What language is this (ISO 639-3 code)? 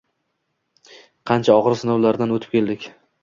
uzb